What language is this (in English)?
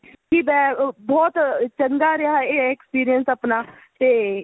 Punjabi